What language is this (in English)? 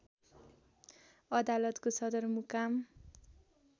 Nepali